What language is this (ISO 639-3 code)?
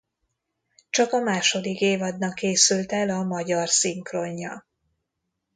hun